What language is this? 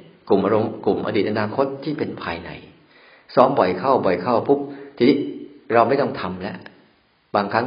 Thai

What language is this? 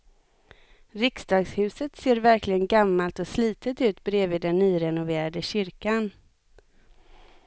Swedish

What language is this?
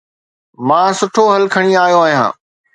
Sindhi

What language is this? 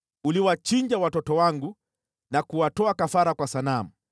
Swahili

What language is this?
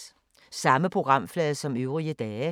Danish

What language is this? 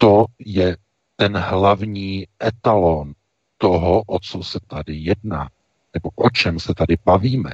Czech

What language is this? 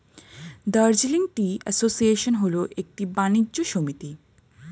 Bangla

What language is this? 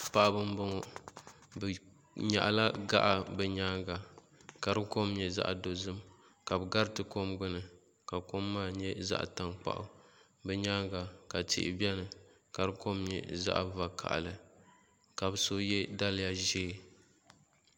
Dagbani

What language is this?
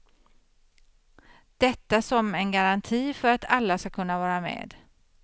Swedish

